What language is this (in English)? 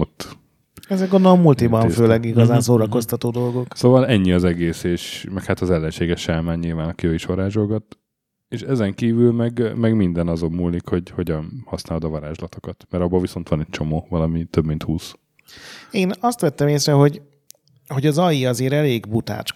Hungarian